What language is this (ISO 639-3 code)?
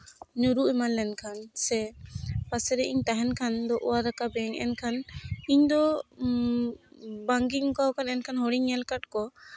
sat